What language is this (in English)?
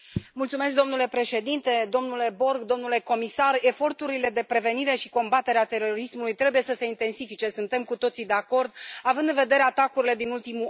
Romanian